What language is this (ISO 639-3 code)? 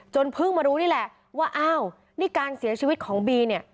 tha